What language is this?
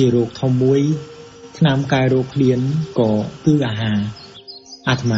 Thai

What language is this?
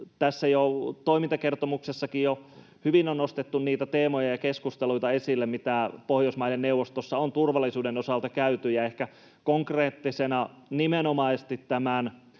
Finnish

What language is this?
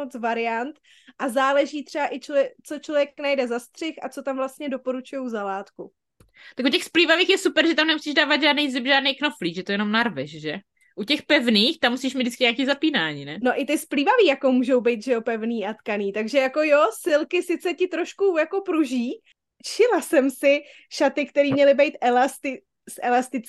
Czech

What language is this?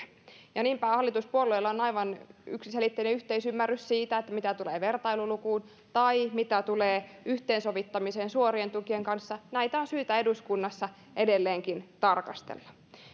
Finnish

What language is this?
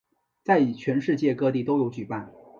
Chinese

